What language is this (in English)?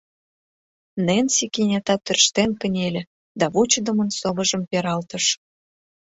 Mari